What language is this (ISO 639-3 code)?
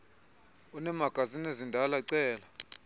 xho